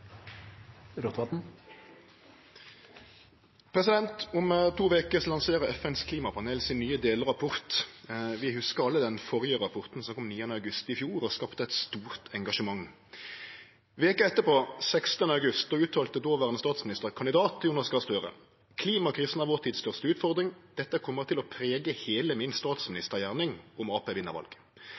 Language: Norwegian Nynorsk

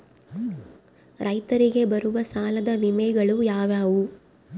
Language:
Kannada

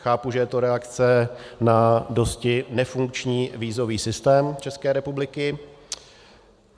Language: Czech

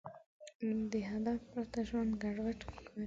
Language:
Pashto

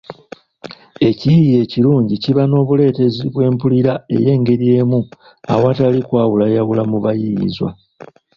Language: Ganda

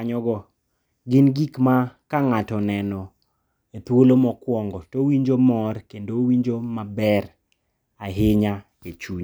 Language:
Luo (Kenya and Tanzania)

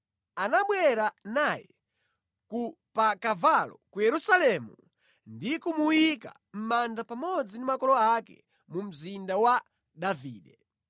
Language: Nyanja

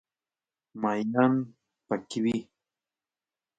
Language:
Pashto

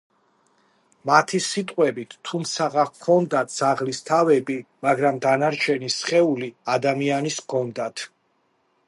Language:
Georgian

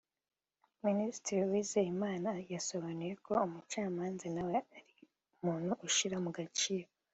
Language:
Kinyarwanda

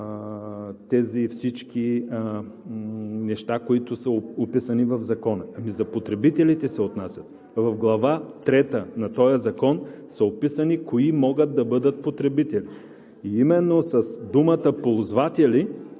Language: Bulgarian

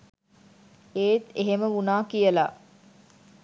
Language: Sinhala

